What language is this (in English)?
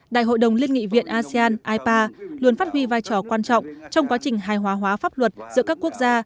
Vietnamese